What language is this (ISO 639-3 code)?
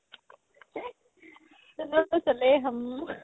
asm